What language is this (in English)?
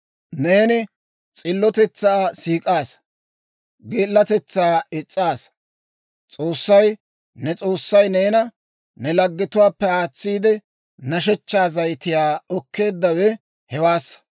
Dawro